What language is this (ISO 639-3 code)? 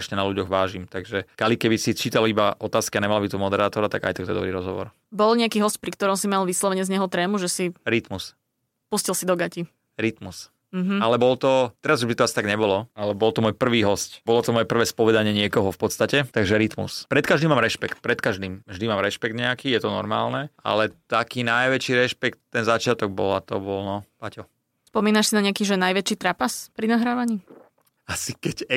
slk